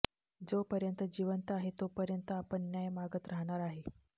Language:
Marathi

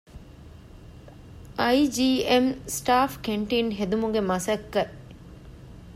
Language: Divehi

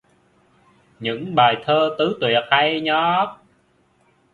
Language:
Vietnamese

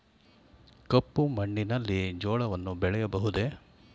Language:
Kannada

